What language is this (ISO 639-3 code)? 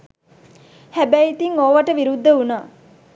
sin